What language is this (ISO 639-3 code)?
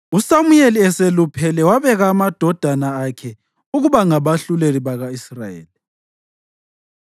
nde